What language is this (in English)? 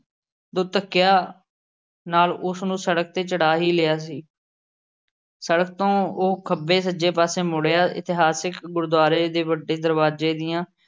Punjabi